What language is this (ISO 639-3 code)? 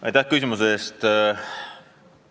est